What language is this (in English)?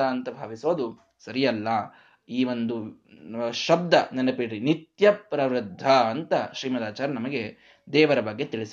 Kannada